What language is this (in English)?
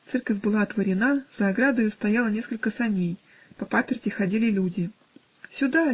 Russian